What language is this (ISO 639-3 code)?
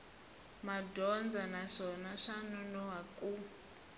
tso